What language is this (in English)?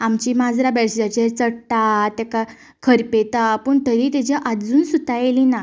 Konkani